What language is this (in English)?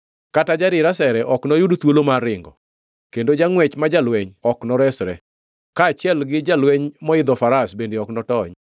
Luo (Kenya and Tanzania)